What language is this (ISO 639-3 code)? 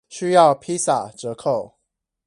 zho